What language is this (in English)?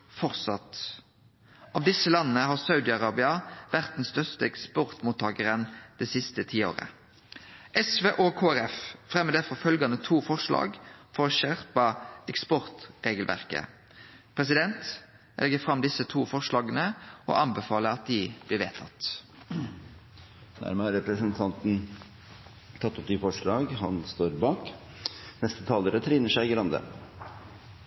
Norwegian Nynorsk